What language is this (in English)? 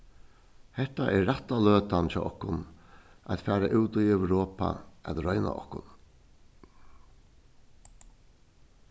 Faroese